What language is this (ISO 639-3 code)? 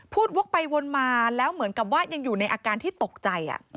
tha